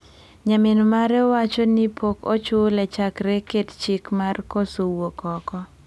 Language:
Luo (Kenya and Tanzania)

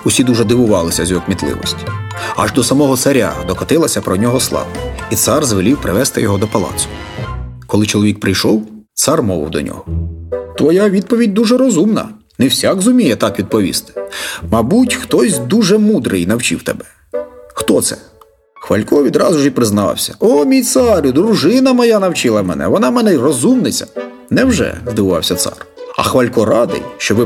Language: Ukrainian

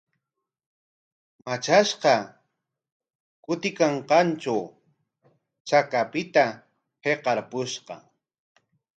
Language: Corongo Ancash Quechua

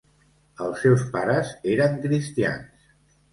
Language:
Catalan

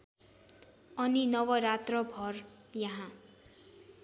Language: Nepali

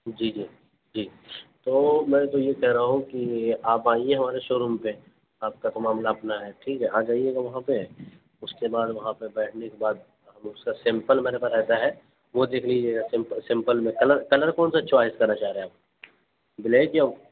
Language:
Urdu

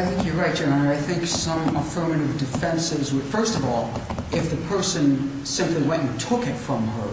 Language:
English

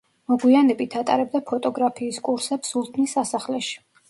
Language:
Georgian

